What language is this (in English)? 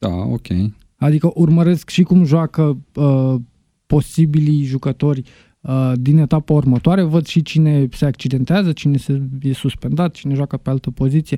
Romanian